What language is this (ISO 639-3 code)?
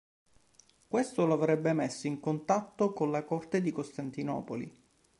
ita